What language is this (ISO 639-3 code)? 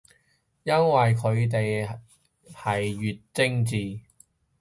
yue